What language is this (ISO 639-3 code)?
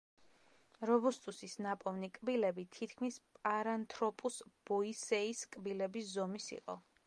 kat